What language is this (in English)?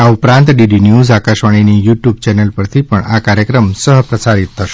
Gujarati